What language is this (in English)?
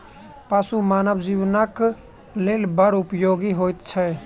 Maithili